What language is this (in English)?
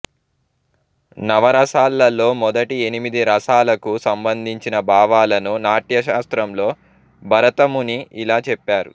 Telugu